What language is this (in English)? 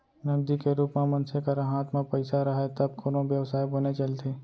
Chhattisgarhi